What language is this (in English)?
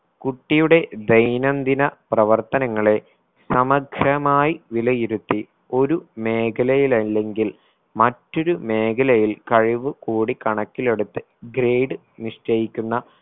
Malayalam